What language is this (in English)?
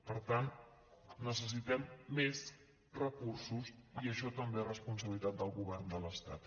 Catalan